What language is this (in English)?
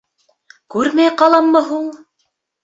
Bashkir